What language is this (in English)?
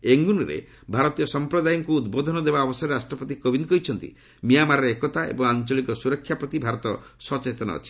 Odia